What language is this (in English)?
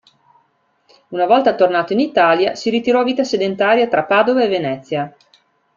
Italian